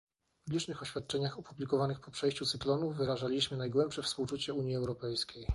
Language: Polish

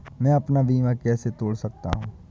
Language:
Hindi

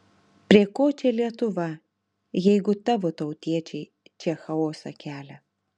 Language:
Lithuanian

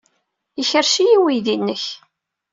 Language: Kabyle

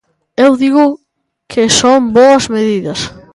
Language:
Galician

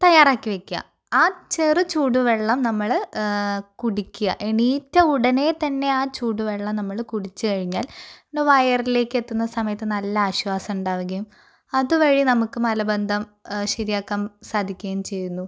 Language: Malayalam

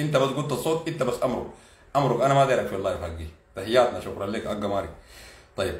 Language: Arabic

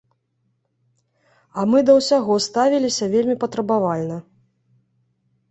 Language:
Belarusian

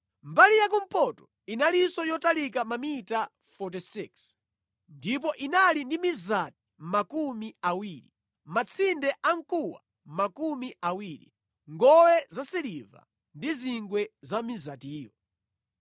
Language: Nyanja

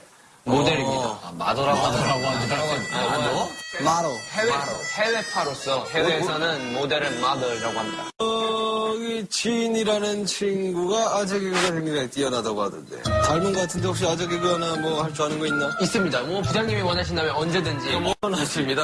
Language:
Korean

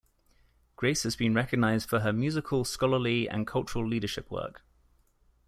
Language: English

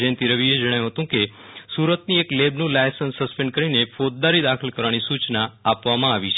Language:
Gujarati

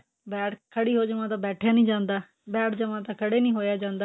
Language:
Punjabi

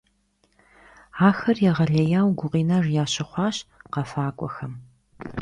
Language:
Kabardian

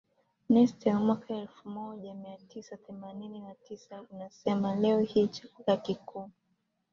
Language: Swahili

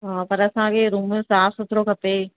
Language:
Sindhi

